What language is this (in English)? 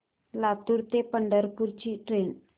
Marathi